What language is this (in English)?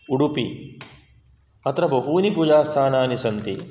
Sanskrit